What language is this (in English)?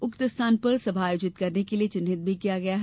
Hindi